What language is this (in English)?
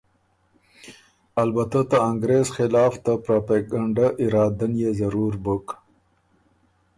Ormuri